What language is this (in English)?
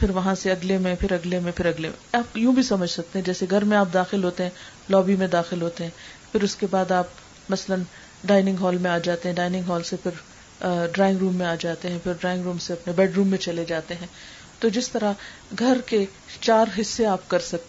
Urdu